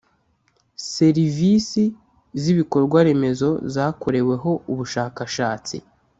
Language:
Kinyarwanda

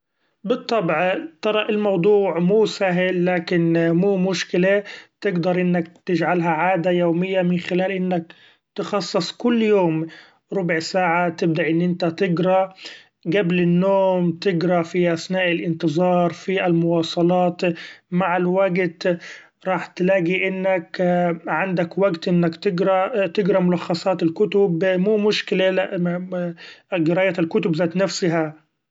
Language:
Gulf Arabic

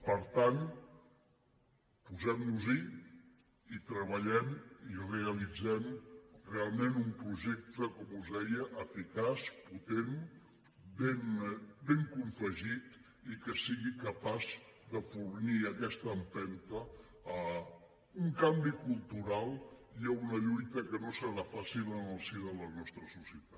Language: Catalan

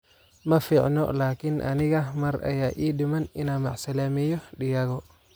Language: Somali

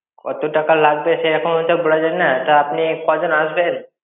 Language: Bangla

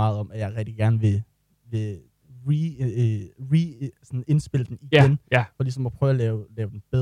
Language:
Danish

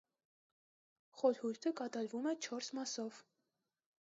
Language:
Armenian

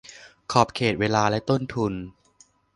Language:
Thai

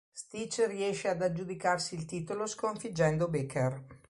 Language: Italian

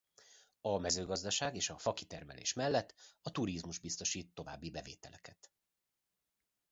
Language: Hungarian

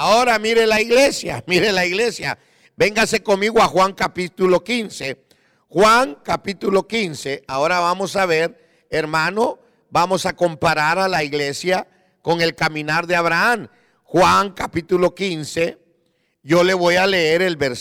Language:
Spanish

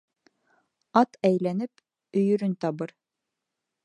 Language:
Bashkir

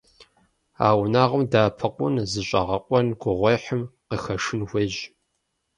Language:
Kabardian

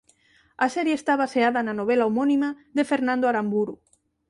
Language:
Galician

